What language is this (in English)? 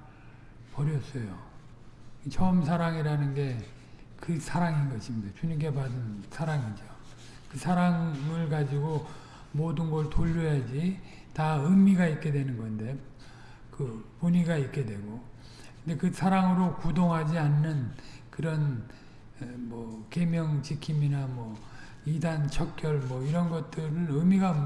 Korean